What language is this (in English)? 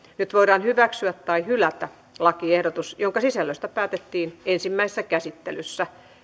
Finnish